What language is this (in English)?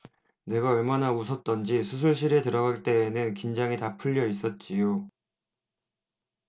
Korean